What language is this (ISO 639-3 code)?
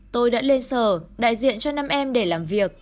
vie